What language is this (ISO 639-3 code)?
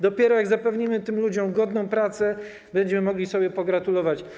pol